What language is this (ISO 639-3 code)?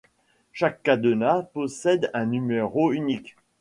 fra